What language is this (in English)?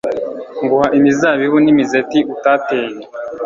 Kinyarwanda